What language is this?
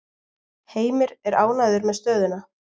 Icelandic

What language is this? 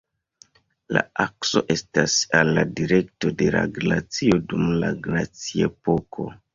Esperanto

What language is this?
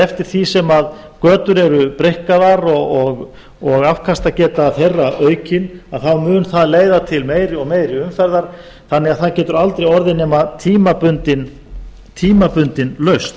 Icelandic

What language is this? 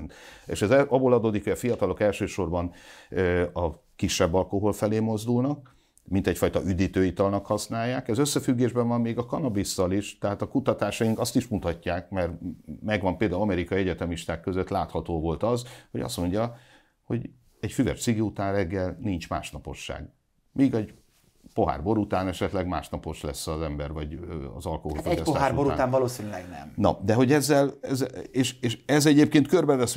Hungarian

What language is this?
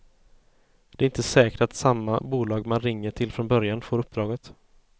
Swedish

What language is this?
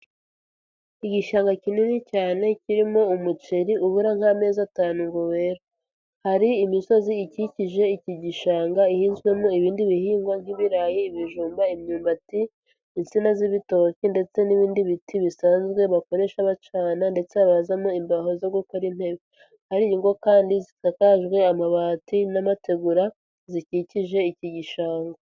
Kinyarwanda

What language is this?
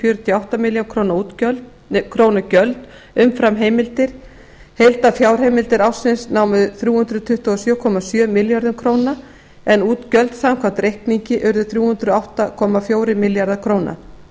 Icelandic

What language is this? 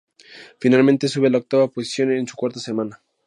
Spanish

